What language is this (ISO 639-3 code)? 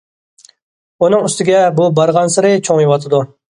uig